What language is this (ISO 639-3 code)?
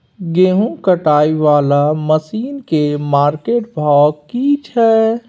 mai